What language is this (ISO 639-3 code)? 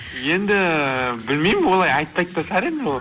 kaz